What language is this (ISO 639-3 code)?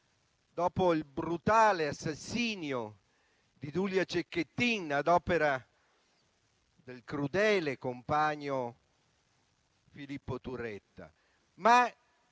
ita